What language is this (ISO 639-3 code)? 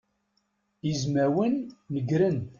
kab